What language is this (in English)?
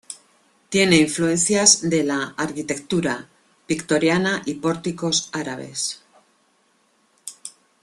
Spanish